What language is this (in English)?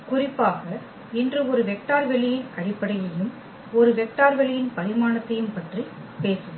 Tamil